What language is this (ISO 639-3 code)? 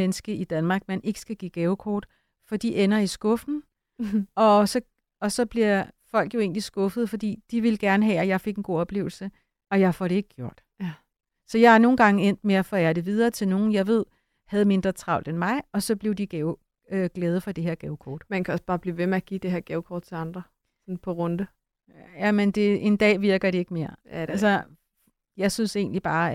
dan